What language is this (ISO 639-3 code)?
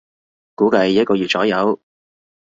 yue